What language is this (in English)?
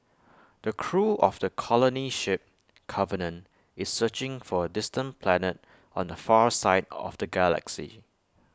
English